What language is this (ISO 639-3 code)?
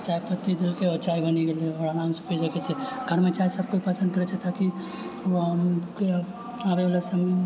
mai